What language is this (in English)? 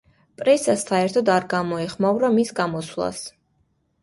Georgian